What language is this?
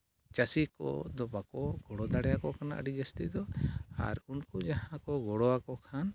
Santali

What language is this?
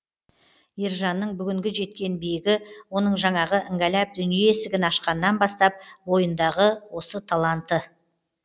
Kazakh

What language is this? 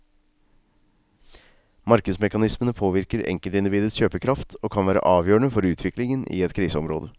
Norwegian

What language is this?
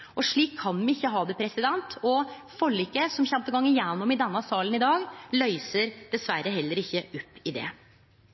Norwegian Nynorsk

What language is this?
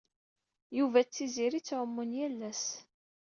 Kabyle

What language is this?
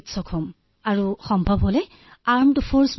Assamese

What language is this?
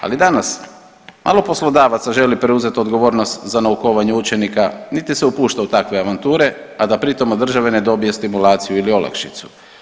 Croatian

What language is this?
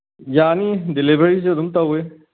Manipuri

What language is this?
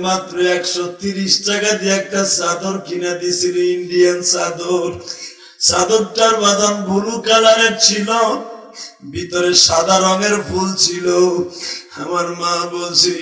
Turkish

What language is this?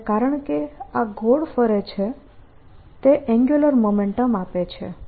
Gujarati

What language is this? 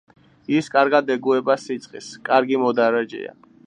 Georgian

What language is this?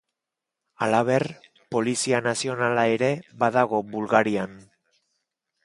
Basque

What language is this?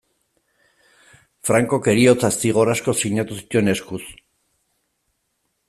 Basque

